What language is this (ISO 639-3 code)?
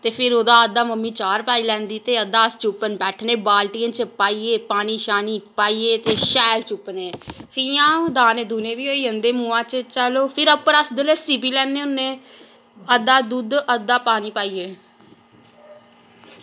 doi